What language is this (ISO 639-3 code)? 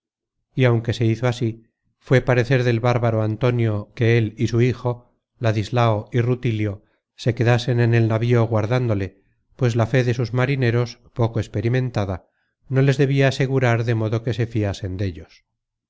spa